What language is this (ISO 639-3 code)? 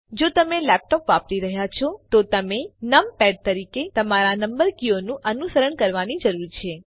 guj